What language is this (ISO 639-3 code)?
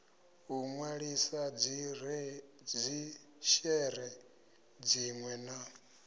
ven